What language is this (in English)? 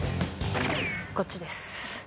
Japanese